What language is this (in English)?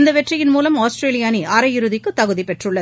Tamil